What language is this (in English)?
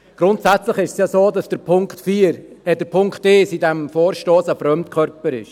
Swiss German